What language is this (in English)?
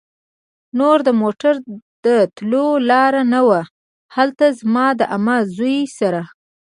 Pashto